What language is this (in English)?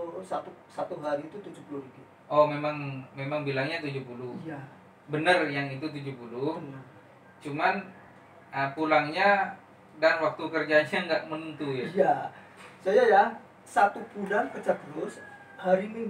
Indonesian